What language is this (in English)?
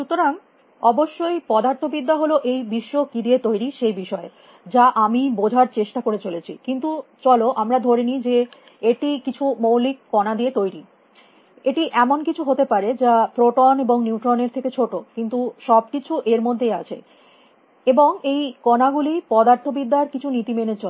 Bangla